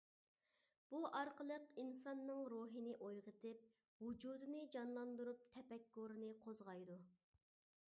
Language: Uyghur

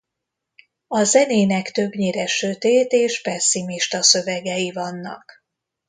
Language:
Hungarian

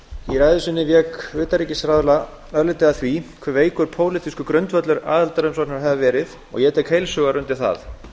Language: Icelandic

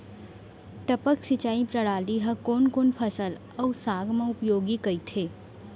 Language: Chhattisgarhi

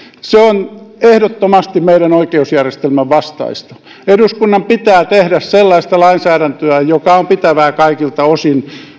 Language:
Finnish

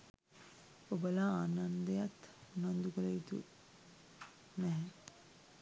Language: Sinhala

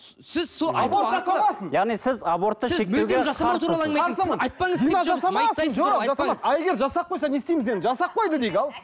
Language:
Kazakh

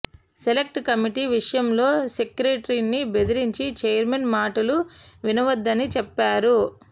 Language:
Telugu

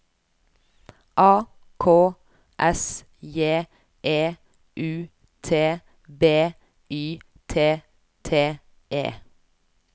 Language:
Norwegian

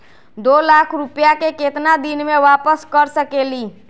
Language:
Magahi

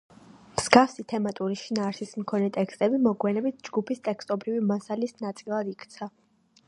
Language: Georgian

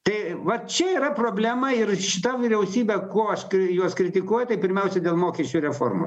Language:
Lithuanian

